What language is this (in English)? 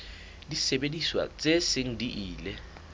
Southern Sotho